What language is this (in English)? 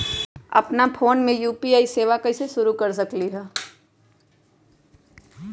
Magahi